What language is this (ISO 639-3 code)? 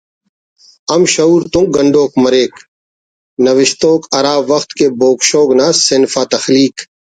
brh